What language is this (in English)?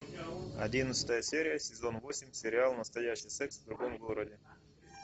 Russian